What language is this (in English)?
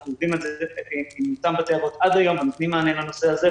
Hebrew